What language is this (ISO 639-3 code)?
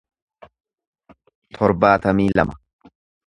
orm